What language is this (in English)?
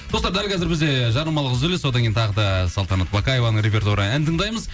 Kazakh